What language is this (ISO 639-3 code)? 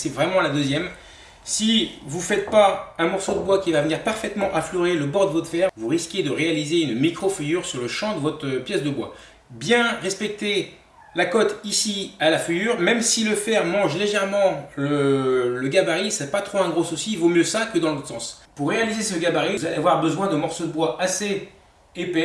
fra